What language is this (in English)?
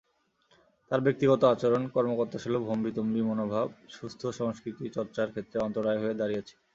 Bangla